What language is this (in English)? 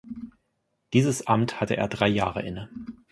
German